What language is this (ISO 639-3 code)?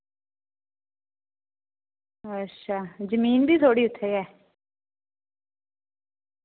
doi